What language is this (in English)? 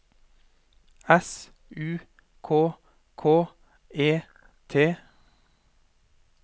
Norwegian